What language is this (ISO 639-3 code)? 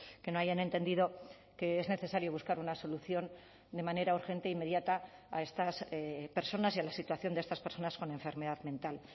spa